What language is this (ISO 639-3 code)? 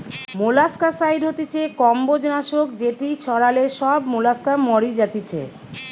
ben